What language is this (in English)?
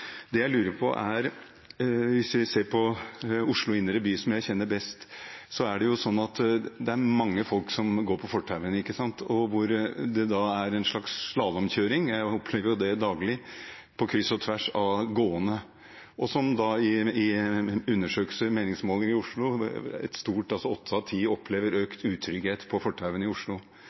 Norwegian Bokmål